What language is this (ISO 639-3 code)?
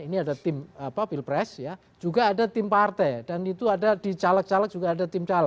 ind